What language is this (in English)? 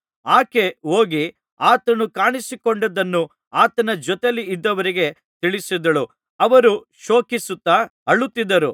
Kannada